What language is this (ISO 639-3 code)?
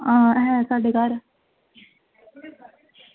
doi